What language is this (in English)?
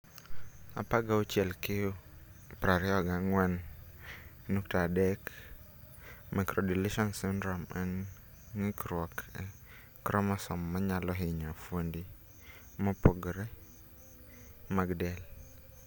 Luo (Kenya and Tanzania)